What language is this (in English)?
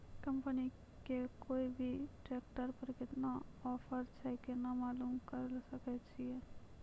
Maithili